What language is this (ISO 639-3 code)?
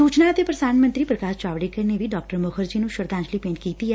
pan